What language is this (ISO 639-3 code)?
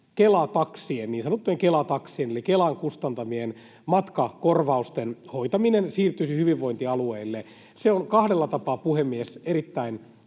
fin